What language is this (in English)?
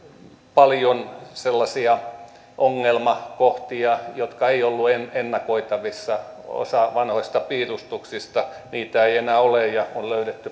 Finnish